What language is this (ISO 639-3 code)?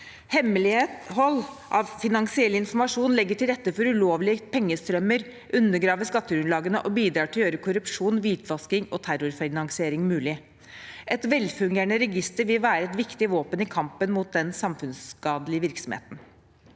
nor